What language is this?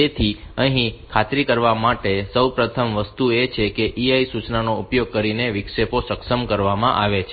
Gujarati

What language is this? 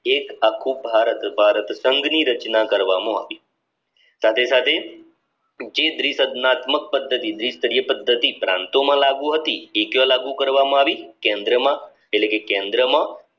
Gujarati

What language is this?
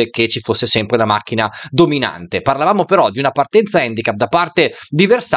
Italian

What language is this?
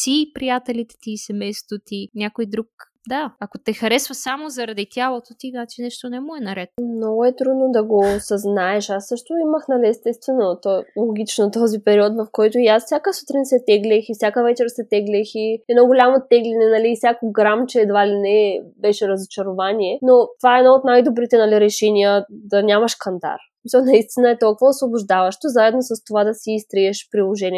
Bulgarian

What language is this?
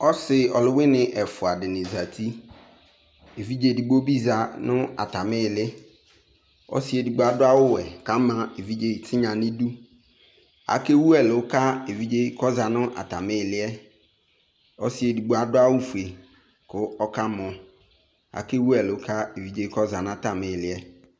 Ikposo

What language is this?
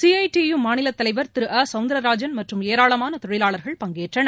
Tamil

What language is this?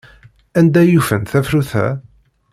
Kabyle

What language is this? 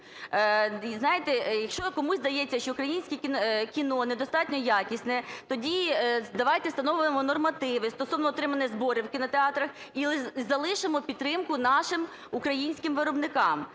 Ukrainian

